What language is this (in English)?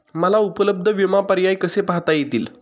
Marathi